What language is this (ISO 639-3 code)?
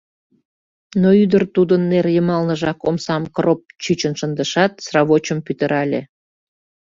chm